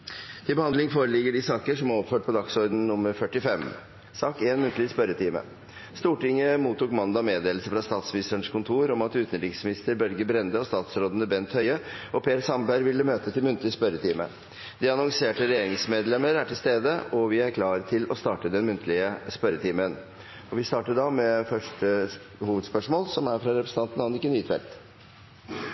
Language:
Norwegian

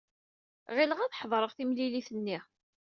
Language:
Kabyle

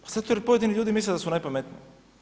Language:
Croatian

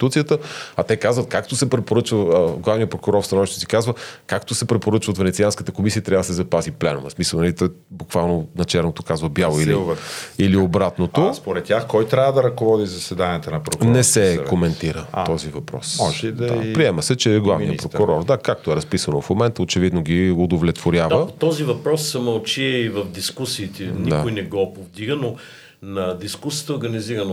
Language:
Bulgarian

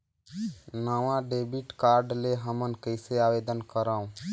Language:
Chhattisgarhi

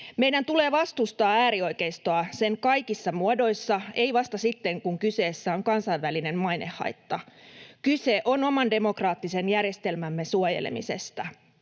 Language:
Finnish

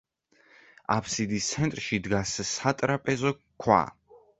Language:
Georgian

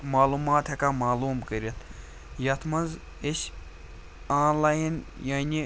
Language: Kashmiri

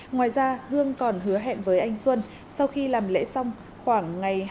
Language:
Vietnamese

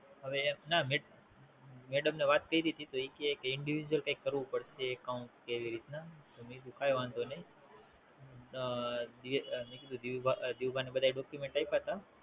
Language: Gujarati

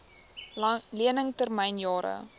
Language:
Afrikaans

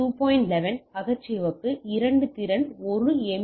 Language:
Tamil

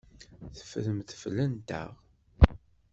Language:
Kabyle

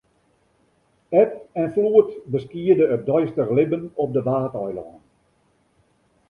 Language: Western Frisian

